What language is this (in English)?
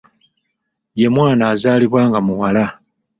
Ganda